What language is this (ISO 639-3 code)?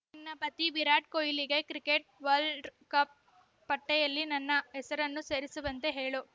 kan